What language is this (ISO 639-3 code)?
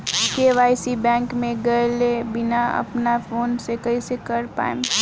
bho